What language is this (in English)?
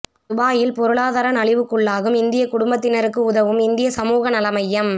Tamil